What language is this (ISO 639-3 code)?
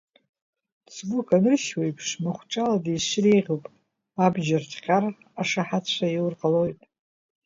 abk